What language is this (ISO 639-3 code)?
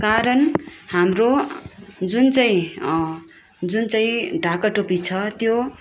nep